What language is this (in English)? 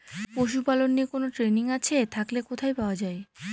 Bangla